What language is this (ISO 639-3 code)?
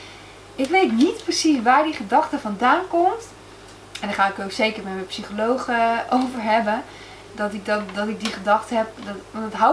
nld